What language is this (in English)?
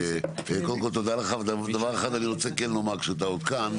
Hebrew